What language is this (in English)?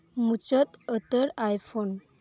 Santali